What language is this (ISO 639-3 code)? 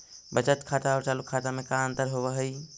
mag